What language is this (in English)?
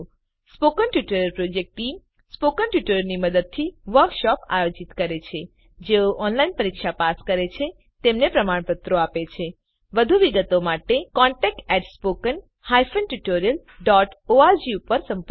Gujarati